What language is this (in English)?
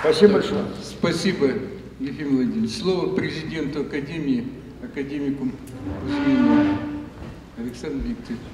Russian